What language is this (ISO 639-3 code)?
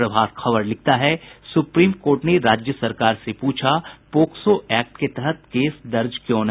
hin